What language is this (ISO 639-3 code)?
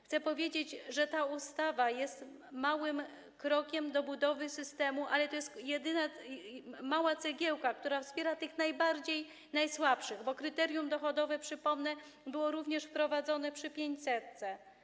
pol